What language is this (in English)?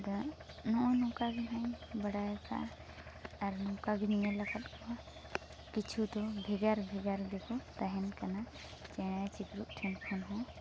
Santali